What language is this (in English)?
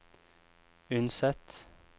Norwegian